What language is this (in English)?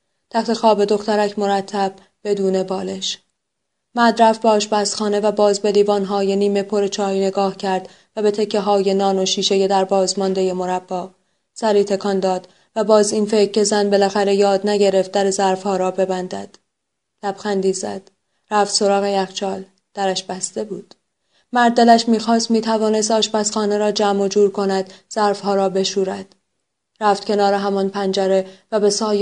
Persian